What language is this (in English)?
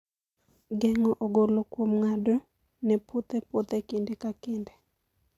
Luo (Kenya and Tanzania)